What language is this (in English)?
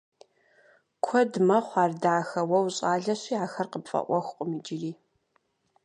Kabardian